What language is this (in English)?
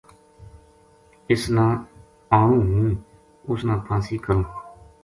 Gujari